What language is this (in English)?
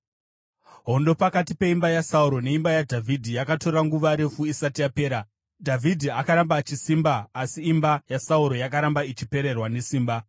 Shona